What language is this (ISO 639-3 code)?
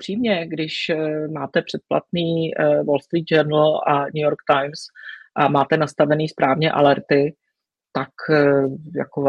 ces